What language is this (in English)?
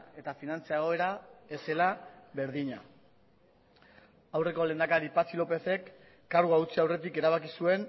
Basque